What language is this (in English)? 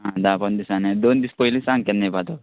Konkani